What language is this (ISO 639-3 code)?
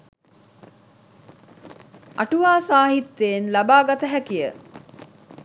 sin